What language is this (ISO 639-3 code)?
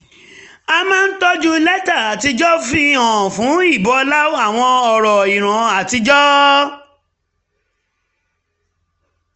yor